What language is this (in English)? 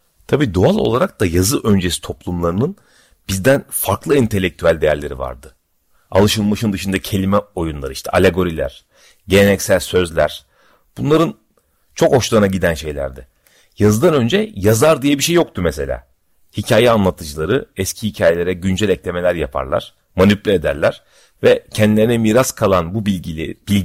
Turkish